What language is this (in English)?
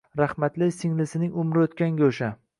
Uzbek